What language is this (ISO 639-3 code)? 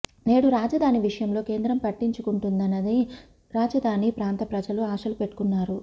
tel